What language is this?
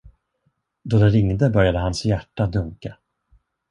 Swedish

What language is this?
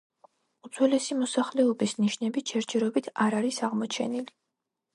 Georgian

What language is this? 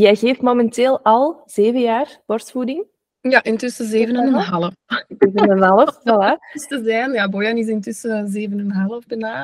Dutch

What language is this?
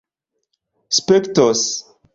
Esperanto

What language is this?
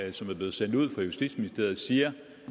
Danish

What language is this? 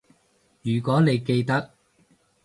Cantonese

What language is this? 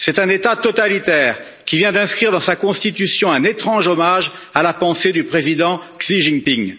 French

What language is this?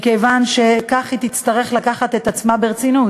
Hebrew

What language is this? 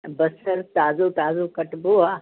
Sindhi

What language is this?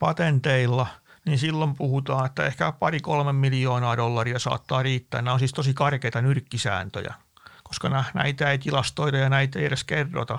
Finnish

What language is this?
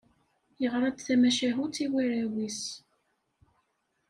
Kabyle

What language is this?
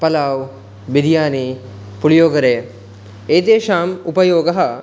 Sanskrit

